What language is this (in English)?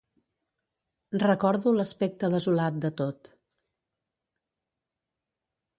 Catalan